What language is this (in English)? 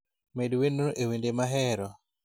Luo (Kenya and Tanzania)